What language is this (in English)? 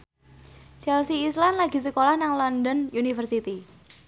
Javanese